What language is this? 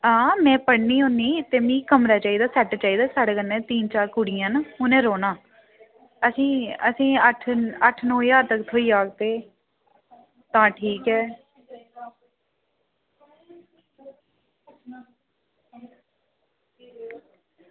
Dogri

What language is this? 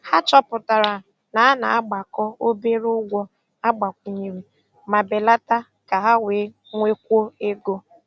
Igbo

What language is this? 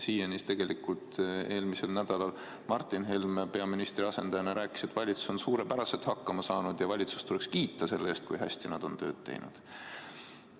Estonian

